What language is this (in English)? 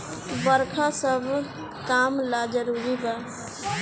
Bhojpuri